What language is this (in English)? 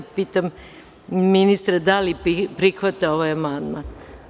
Serbian